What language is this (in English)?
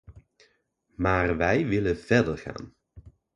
Dutch